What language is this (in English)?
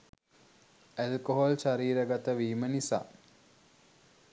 Sinhala